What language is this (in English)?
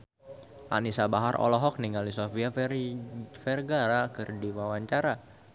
Sundanese